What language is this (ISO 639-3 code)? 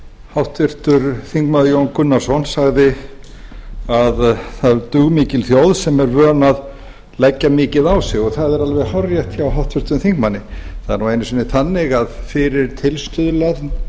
isl